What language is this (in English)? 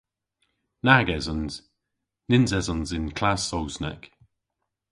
Cornish